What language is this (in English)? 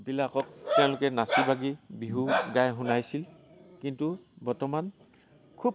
Assamese